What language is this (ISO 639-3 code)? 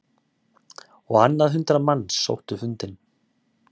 isl